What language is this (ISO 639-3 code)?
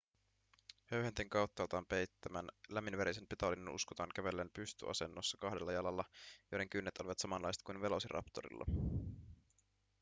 fin